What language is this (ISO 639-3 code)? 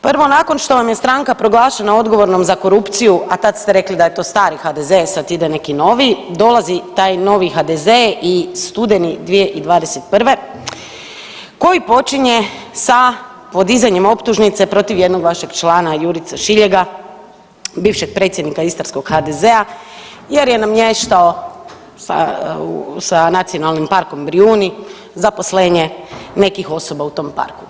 hrv